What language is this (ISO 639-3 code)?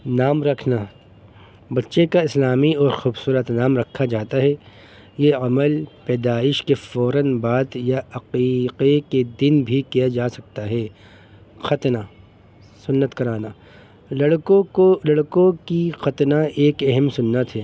urd